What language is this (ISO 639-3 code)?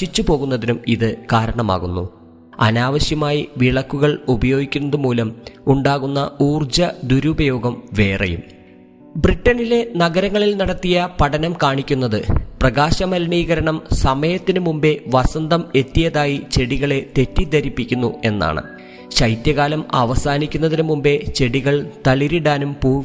mal